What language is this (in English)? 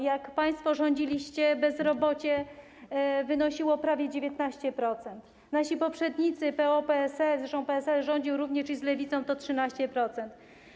Polish